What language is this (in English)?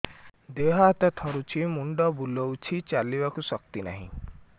Odia